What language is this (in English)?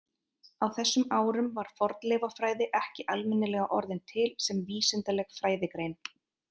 Icelandic